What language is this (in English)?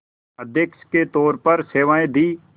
Hindi